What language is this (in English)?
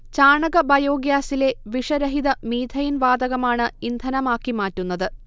Malayalam